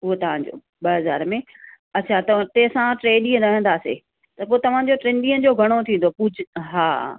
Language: Sindhi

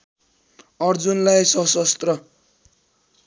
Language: Nepali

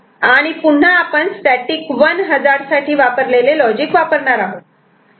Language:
Marathi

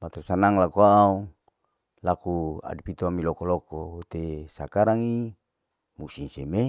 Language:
Larike-Wakasihu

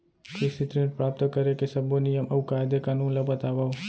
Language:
Chhattisgarhi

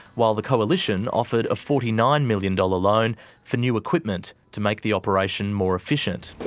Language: English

